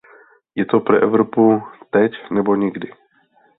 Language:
Czech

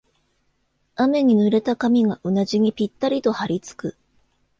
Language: Japanese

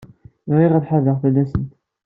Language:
Kabyle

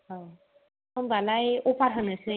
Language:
Bodo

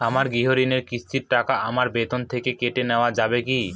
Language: Bangla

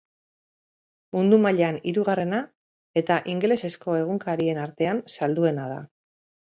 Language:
Basque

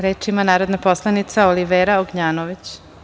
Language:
Serbian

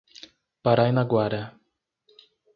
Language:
Portuguese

